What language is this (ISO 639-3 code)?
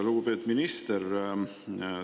est